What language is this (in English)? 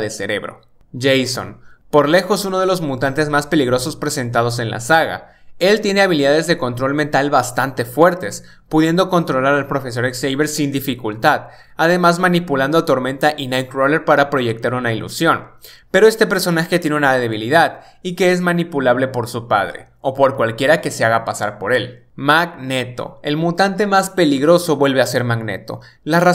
Spanish